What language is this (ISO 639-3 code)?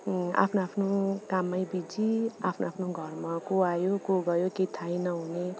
nep